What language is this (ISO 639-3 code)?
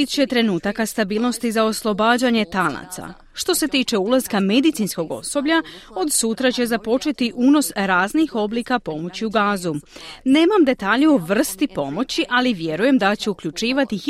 hrv